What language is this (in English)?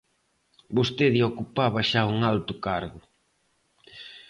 Galician